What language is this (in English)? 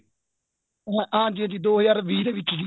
Punjabi